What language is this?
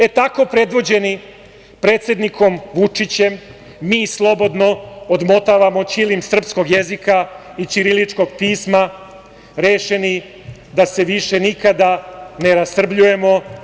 Serbian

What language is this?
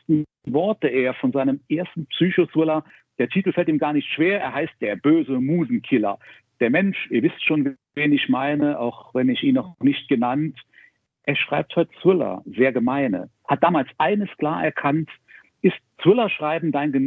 German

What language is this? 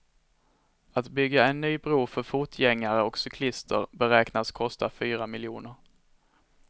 Swedish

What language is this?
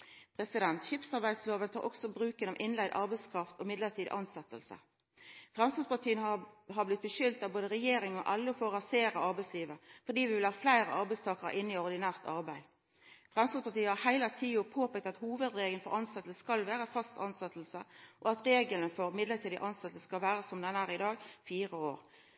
Norwegian Nynorsk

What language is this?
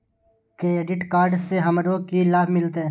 Maithili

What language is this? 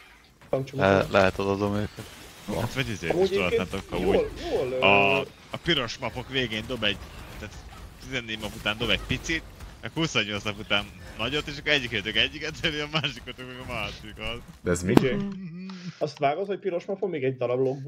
Hungarian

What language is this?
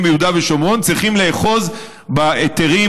Hebrew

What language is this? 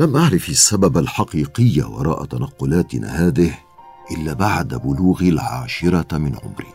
Arabic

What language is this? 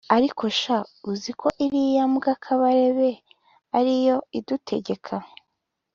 Kinyarwanda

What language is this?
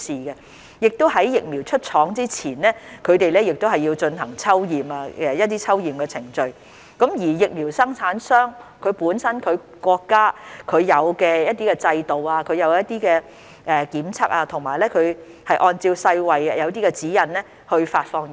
Cantonese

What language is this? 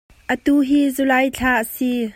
Hakha Chin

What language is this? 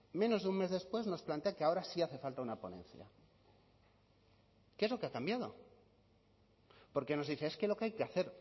Spanish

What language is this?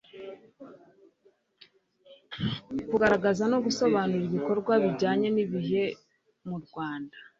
Kinyarwanda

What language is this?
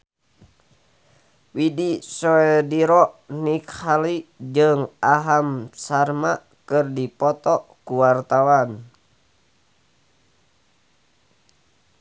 Sundanese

